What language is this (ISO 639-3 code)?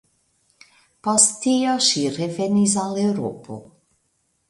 epo